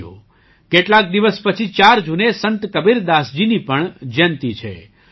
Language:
Gujarati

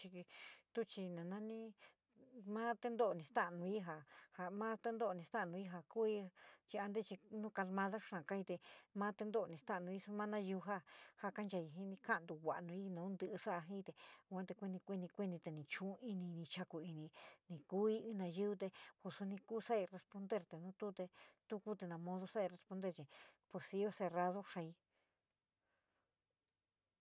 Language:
San Miguel El Grande Mixtec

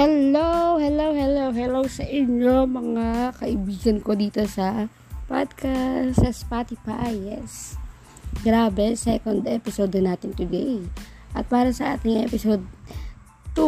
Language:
Filipino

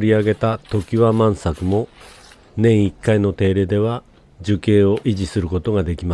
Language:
Japanese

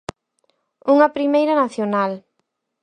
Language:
Galician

